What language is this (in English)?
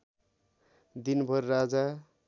Nepali